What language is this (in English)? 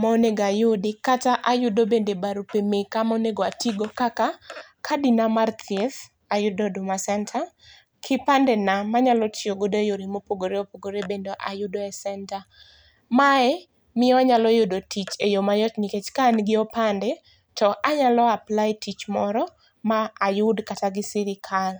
Luo (Kenya and Tanzania)